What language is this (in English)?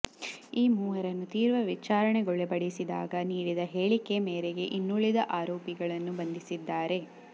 Kannada